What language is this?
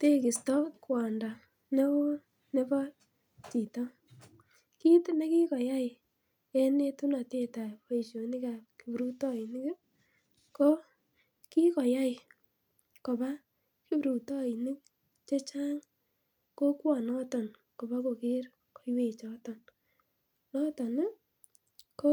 Kalenjin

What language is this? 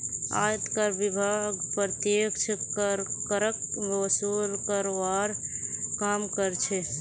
Magahi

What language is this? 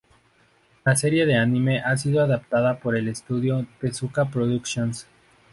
Spanish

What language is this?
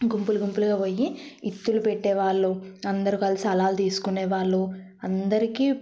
Telugu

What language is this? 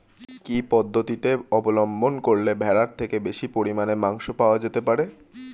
Bangla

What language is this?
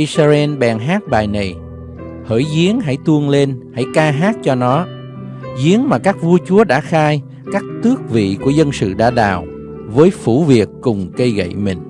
Vietnamese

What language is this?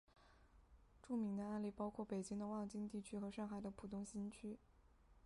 Chinese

